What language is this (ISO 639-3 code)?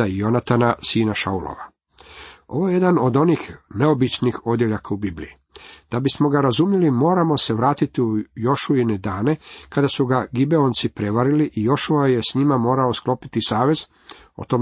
hrv